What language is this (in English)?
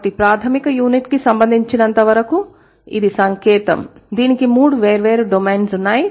Telugu